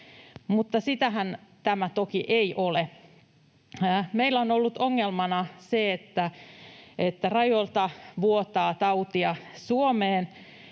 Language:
Finnish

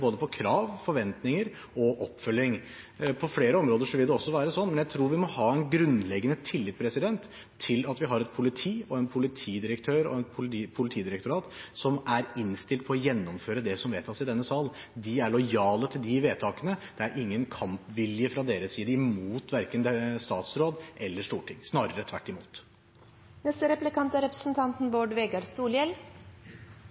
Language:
Norwegian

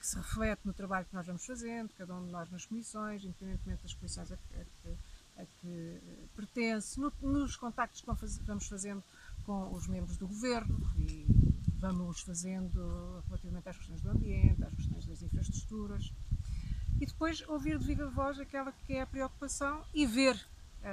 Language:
Portuguese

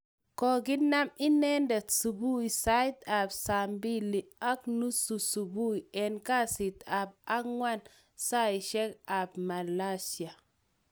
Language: Kalenjin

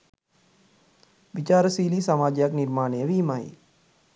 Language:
Sinhala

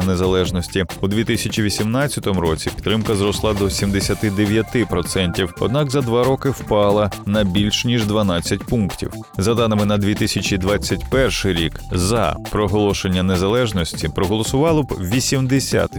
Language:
Ukrainian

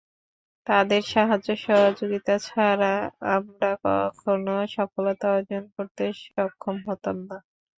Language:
Bangla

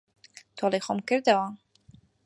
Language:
Central Kurdish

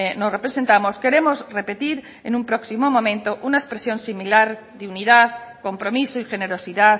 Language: Spanish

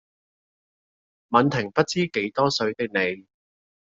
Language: Cantonese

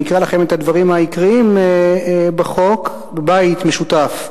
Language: Hebrew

